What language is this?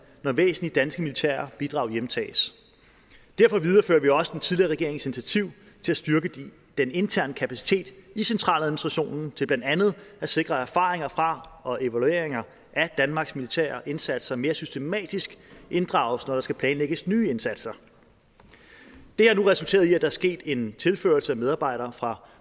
Danish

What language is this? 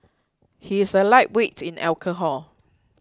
English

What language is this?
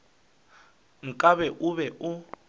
Northern Sotho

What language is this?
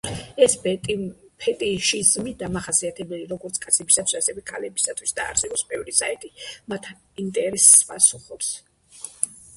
Georgian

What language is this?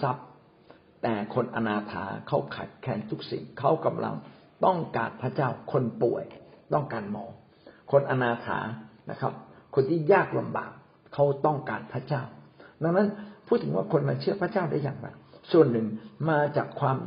Thai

